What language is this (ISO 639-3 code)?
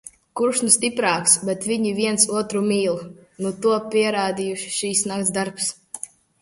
lav